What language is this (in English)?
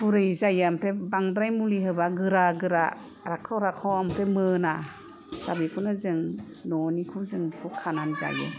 Bodo